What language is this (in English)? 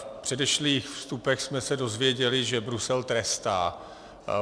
Czech